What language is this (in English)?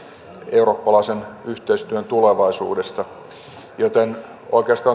Finnish